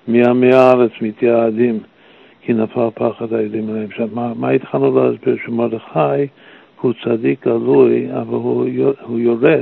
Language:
Hebrew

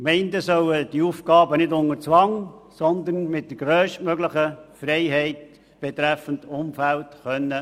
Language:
Swiss German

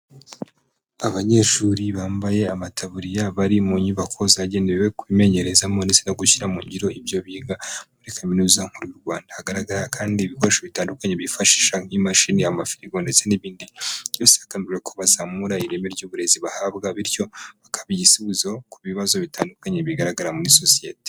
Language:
Kinyarwanda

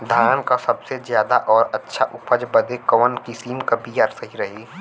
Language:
Bhojpuri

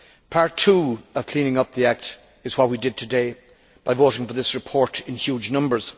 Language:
English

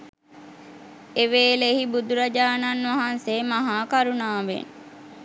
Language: Sinhala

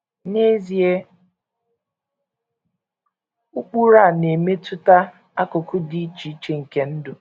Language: Igbo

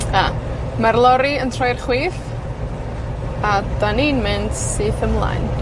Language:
Welsh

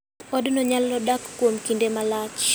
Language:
Luo (Kenya and Tanzania)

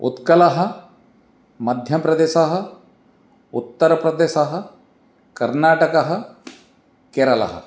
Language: Sanskrit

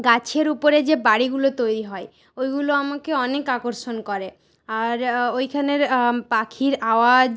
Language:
Bangla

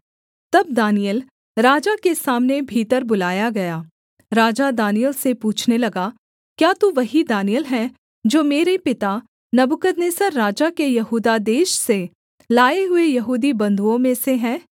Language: Hindi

